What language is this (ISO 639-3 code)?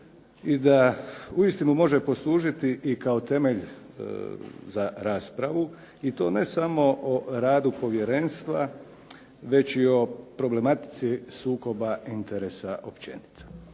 hrv